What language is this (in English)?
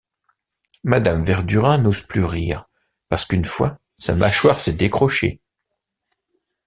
French